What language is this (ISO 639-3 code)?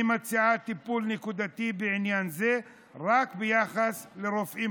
heb